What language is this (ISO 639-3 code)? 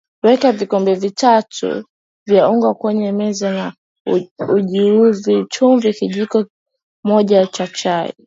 swa